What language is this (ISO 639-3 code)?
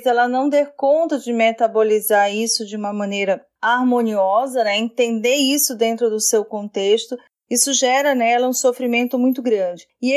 por